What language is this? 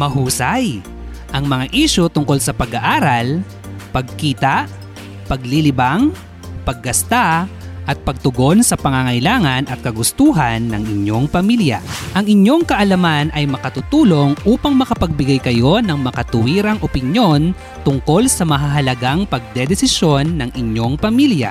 Filipino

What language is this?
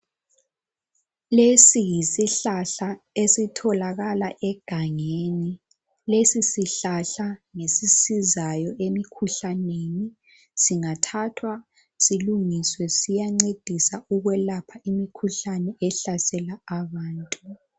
North Ndebele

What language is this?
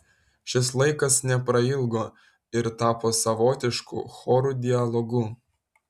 Lithuanian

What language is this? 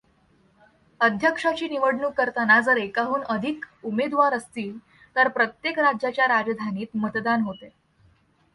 Marathi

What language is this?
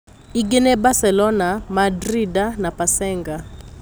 Kikuyu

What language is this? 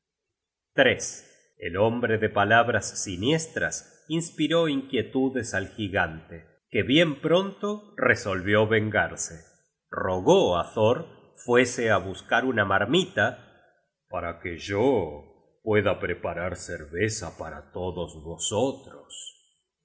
Spanish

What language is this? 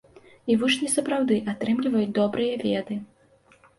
Belarusian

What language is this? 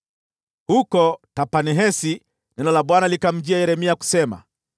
Swahili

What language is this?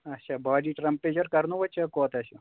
Kashmiri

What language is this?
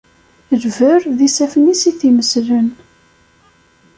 Kabyle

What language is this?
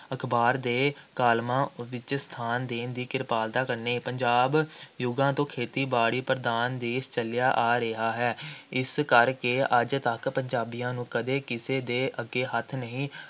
Punjabi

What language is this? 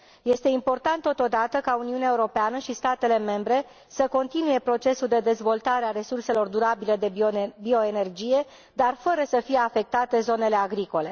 Romanian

